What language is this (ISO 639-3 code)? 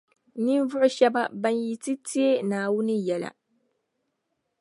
dag